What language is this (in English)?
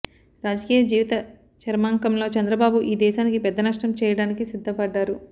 Telugu